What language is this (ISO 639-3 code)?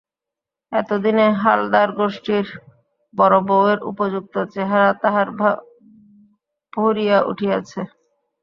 ben